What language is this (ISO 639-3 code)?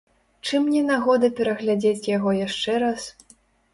bel